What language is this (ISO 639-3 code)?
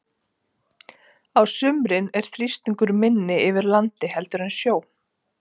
isl